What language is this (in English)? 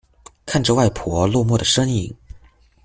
Chinese